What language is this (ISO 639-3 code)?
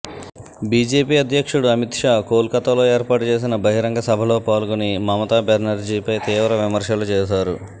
tel